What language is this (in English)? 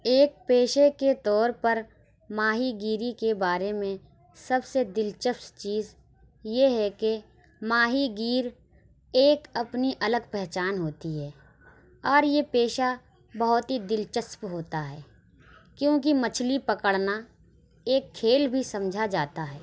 Urdu